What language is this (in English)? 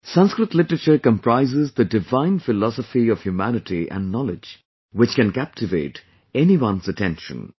English